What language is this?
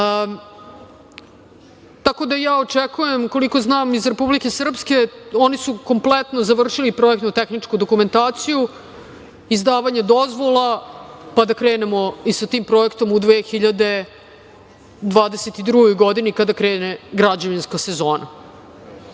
Serbian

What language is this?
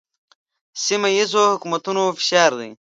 Pashto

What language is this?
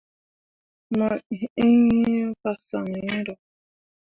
Mundang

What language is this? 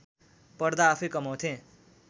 Nepali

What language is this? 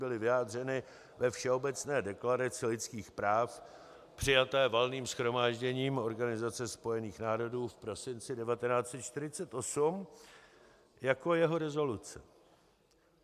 Czech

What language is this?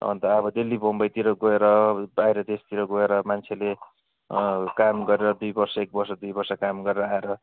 Nepali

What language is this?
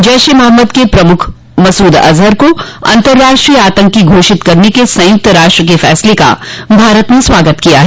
Hindi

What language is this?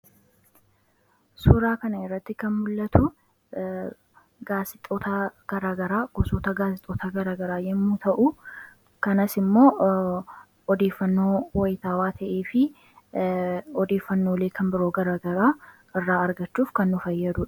Oromo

